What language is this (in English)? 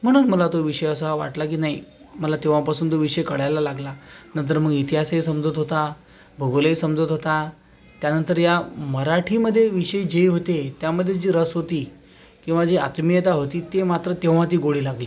Marathi